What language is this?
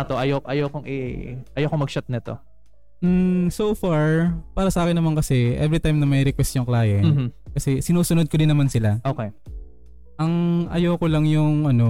Filipino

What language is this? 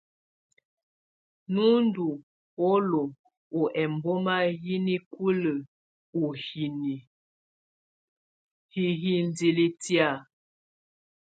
Tunen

